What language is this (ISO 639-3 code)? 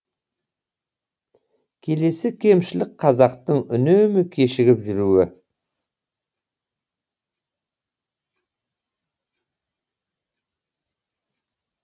kaz